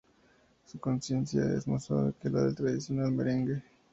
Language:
Spanish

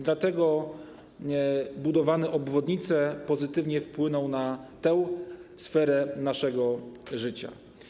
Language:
Polish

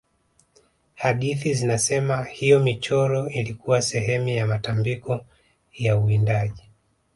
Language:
Swahili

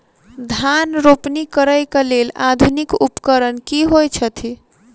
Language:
Maithili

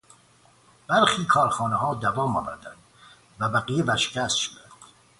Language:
Persian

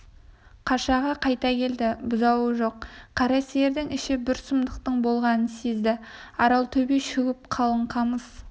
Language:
Kazakh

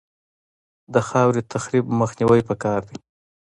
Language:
Pashto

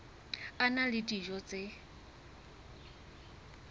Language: Southern Sotho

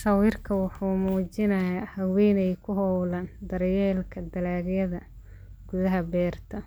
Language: Somali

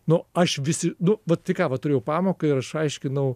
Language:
Lithuanian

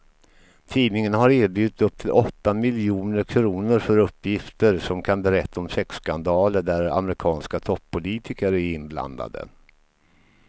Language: Swedish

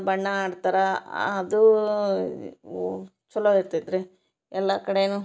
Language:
Kannada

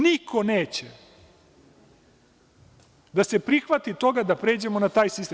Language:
Serbian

